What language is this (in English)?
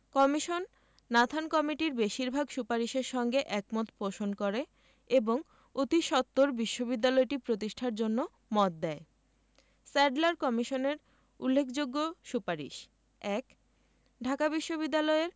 Bangla